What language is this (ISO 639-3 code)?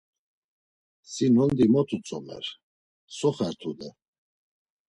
lzz